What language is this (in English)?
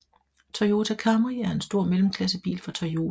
Danish